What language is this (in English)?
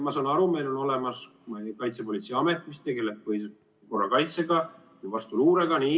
Estonian